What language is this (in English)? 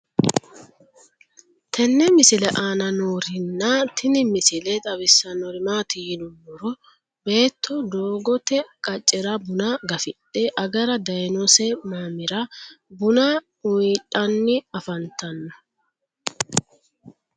Sidamo